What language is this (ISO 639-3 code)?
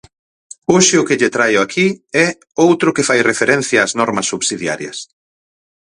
glg